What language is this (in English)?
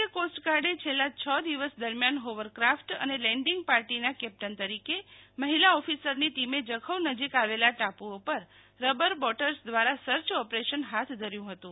Gujarati